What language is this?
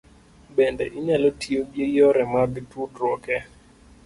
Luo (Kenya and Tanzania)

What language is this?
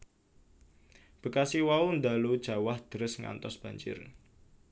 Javanese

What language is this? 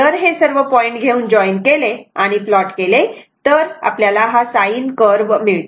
Marathi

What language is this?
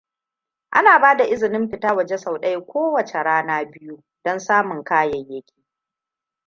Hausa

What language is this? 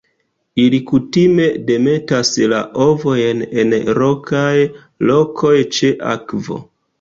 Esperanto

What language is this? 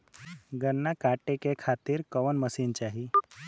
Bhojpuri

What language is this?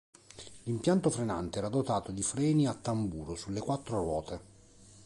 Italian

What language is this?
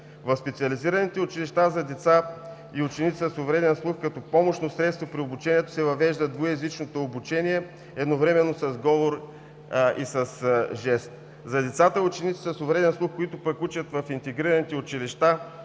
Bulgarian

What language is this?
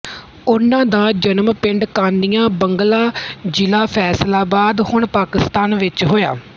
Punjabi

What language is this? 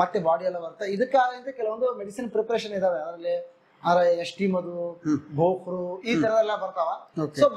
Kannada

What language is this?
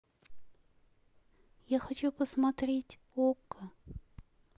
Russian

